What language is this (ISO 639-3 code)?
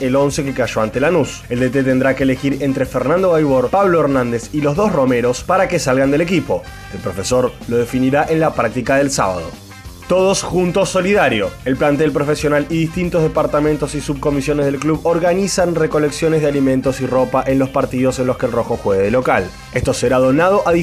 spa